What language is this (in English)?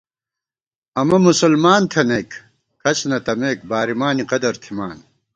Gawar-Bati